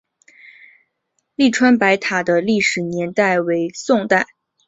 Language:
Chinese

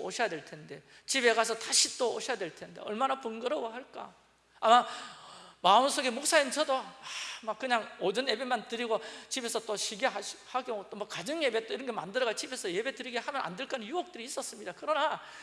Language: Korean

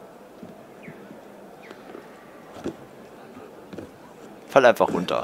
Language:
German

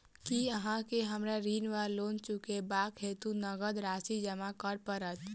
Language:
Maithili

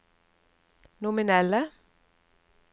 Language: Norwegian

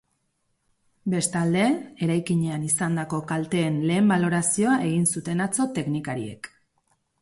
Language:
Basque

